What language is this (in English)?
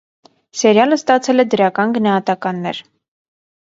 Armenian